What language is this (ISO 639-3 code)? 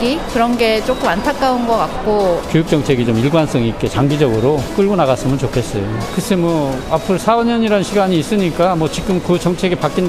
kor